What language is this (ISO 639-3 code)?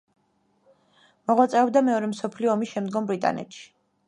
kat